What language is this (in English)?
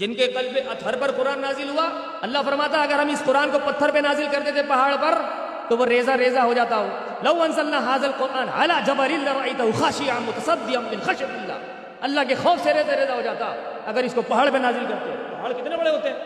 Urdu